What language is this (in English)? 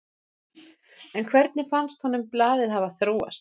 Icelandic